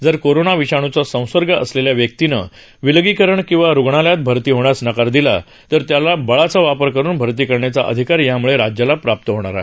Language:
Marathi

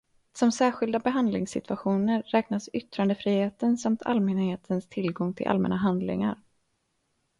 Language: Swedish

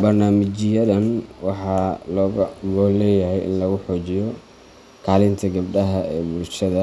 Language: Somali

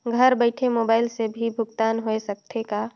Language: Chhattisgarhi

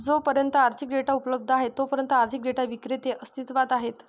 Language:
Marathi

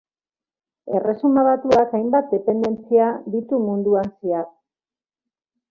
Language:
Basque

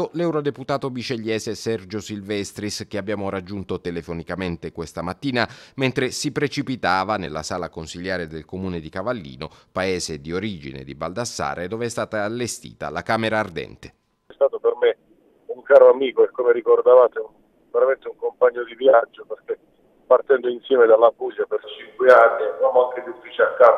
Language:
Italian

